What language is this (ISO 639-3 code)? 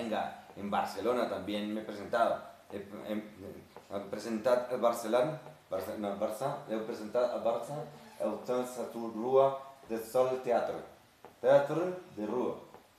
spa